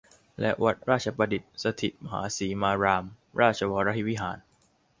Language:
Thai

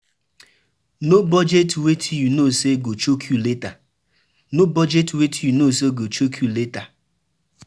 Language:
Nigerian Pidgin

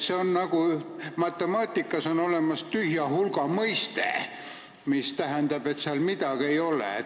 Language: Estonian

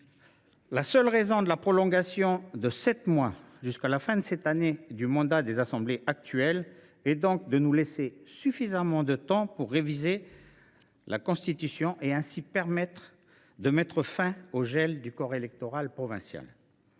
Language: French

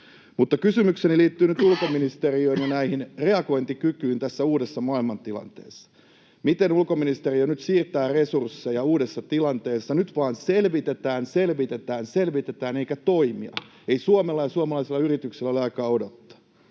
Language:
Finnish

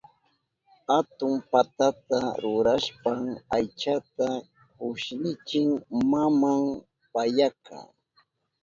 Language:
Southern Pastaza Quechua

